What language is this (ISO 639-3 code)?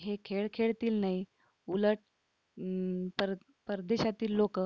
mar